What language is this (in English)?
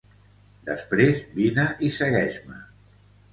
Catalan